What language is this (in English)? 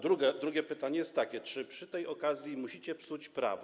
Polish